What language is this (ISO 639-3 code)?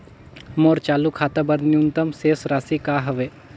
hne